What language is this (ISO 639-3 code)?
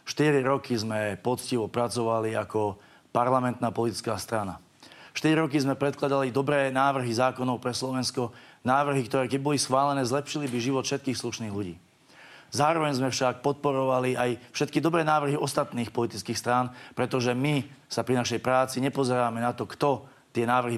slk